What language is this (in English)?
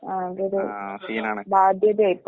Malayalam